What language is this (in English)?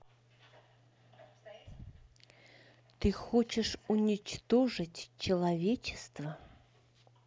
Russian